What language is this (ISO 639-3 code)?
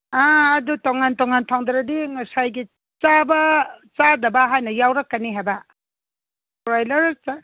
mni